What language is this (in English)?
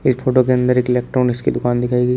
Hindi